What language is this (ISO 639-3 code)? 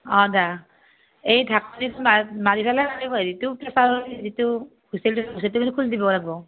asm